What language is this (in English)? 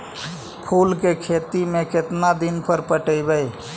Magahi